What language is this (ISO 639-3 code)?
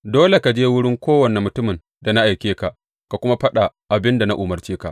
hau